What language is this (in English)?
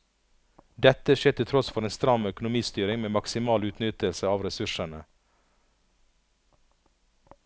Norwegian